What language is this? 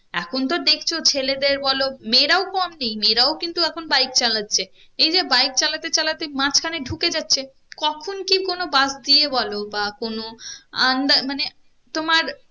Bangla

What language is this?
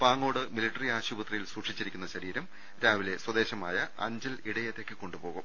Malayalam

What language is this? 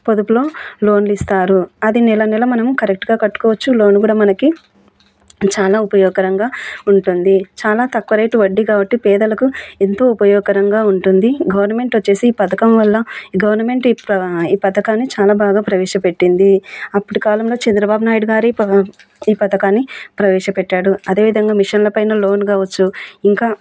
Telugu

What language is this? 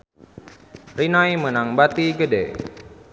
Sundanese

